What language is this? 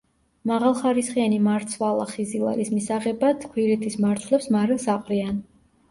Georgian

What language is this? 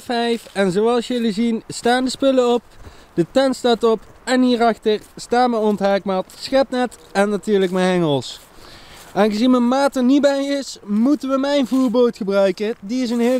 Dutch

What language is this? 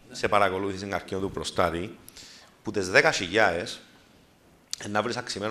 Greek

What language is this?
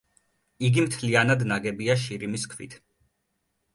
Georgian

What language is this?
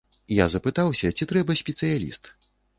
Belarusian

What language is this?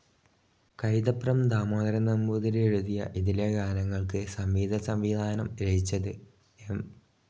Malayalam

